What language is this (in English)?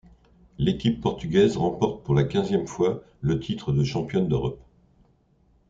French